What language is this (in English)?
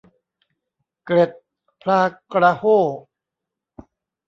Thai